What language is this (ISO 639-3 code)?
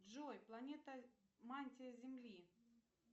rus